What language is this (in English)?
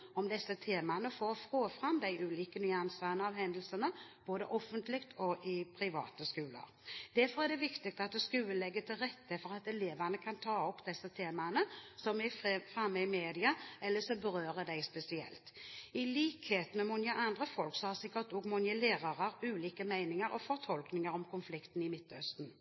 Norwegian Bokmål